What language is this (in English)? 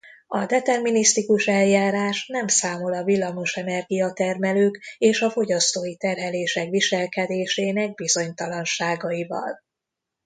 Hungarian